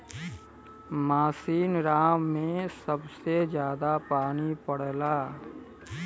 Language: Bhojpuri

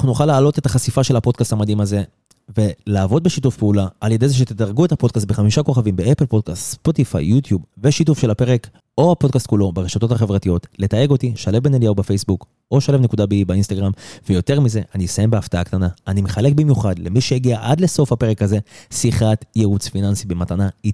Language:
Hebrew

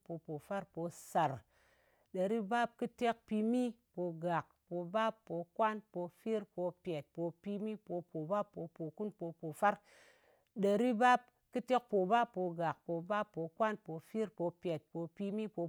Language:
Ngas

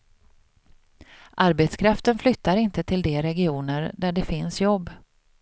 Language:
Swedish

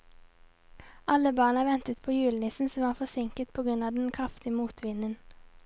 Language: Norwegian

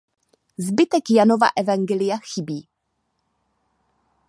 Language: Czech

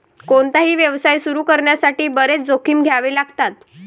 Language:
Marathi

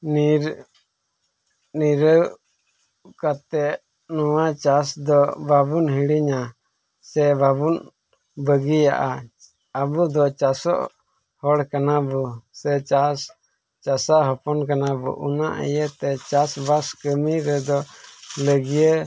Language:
Santali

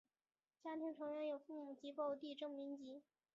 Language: Chinese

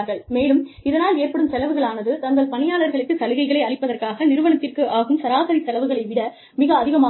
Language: Tamil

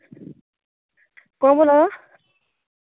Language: Dogri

